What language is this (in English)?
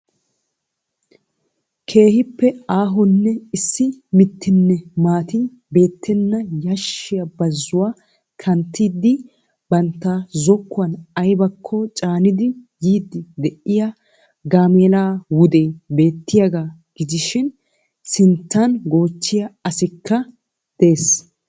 Wolaytta